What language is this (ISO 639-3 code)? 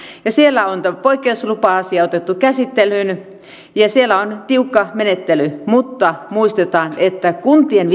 fin